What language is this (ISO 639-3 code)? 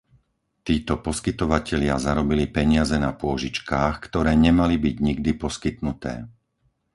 slk